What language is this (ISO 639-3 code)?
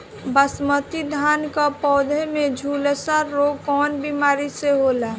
bho